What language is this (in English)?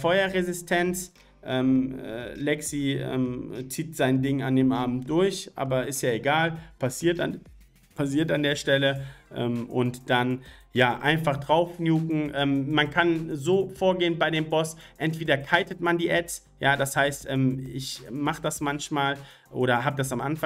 German